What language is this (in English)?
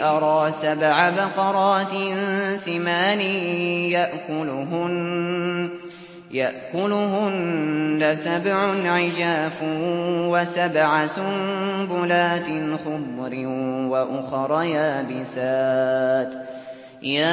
Arabic